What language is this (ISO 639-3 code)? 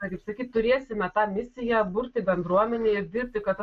lit